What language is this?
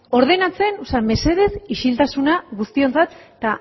Basque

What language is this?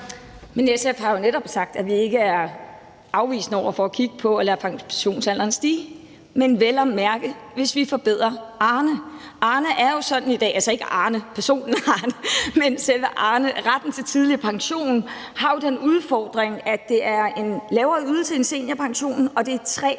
Danish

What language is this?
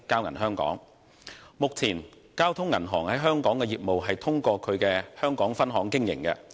Cantonese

